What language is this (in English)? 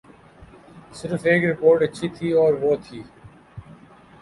Urdu